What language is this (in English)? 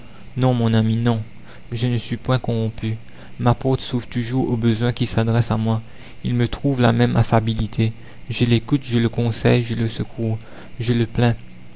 French